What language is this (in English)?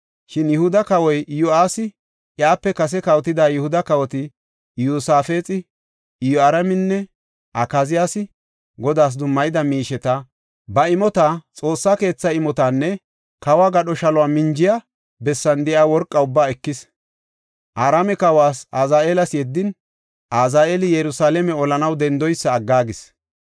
Gofa